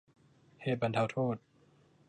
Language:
Thai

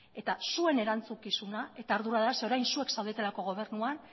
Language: Basque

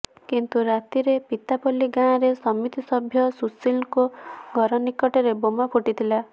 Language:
Odia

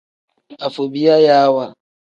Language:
Tem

